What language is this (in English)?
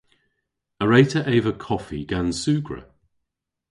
Cornish